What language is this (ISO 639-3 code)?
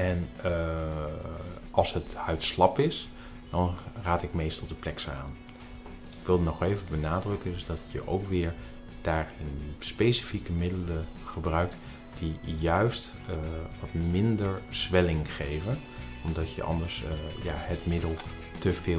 nld